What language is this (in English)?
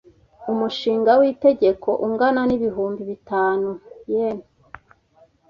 Kinyarwanda